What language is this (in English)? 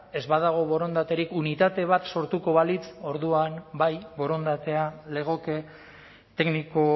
Basque